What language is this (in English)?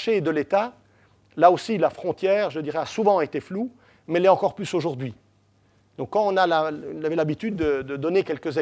French